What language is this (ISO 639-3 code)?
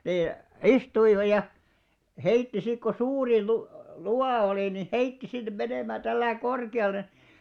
fin